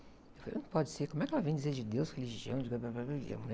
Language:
Portuguese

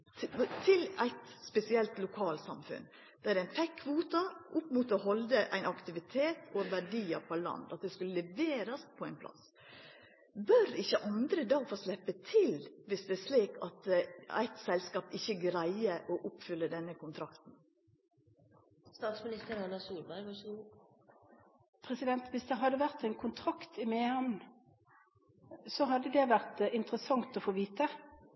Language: Norwegian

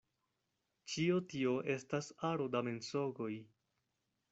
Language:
Esperanto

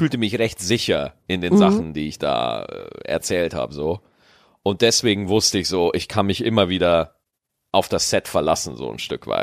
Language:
German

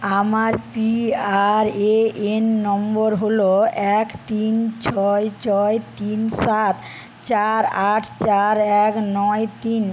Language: Bangla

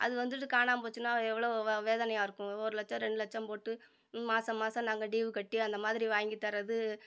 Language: Tamil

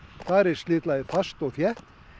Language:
Icelandic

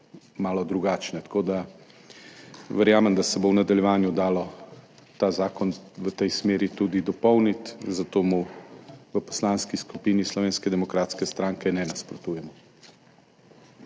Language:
Slovenian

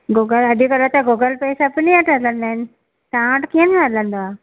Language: Sindhi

